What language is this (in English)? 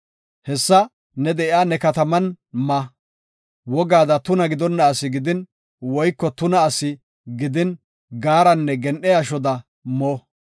Gofa